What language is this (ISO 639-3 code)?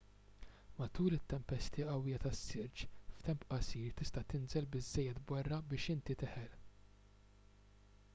mlt